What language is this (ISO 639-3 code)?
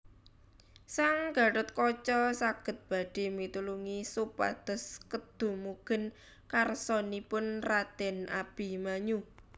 jav